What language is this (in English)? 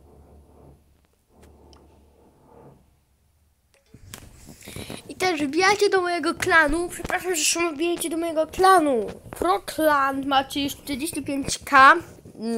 Polish